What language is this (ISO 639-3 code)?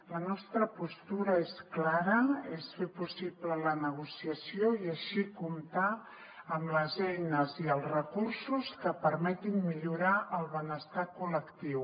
cat